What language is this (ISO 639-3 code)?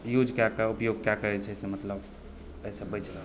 mai